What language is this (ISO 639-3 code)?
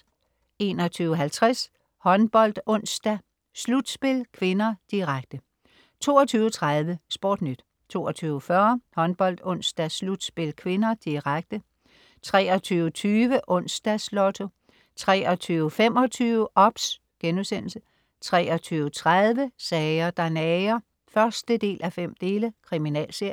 dan